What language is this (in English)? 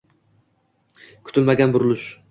Uzbek